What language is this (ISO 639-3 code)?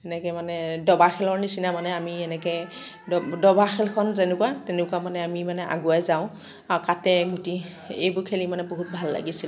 asm